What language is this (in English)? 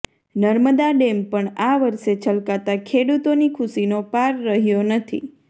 Gujarati